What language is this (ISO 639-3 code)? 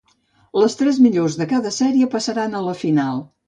cat